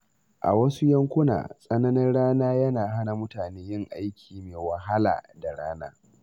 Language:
Hausa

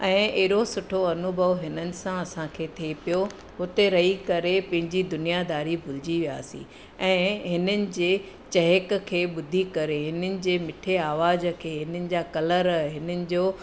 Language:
Sindhi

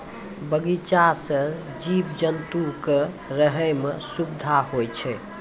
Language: Maithili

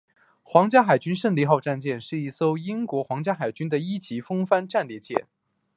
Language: Chinese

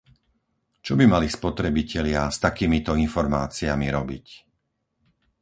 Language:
Slovak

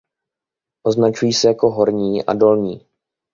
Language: Czech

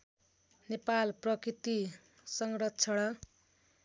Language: Nepali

